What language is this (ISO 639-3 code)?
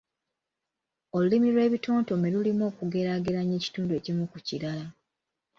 lug